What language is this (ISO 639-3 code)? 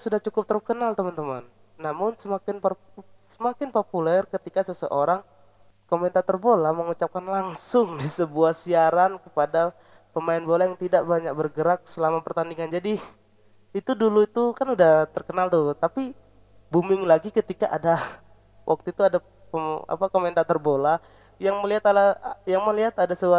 ind